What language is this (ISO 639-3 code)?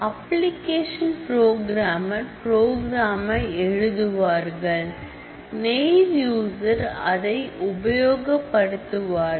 tam